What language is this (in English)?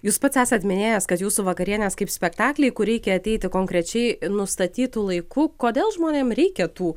Lithuanian